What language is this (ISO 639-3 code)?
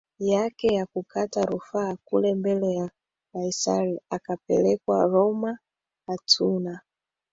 swa